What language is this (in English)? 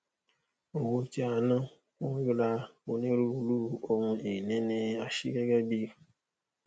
Yoruba